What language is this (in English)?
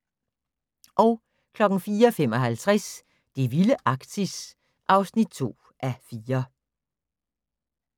Danish